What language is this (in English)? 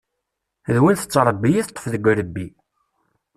Kabyle